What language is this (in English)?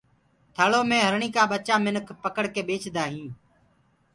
Gurgula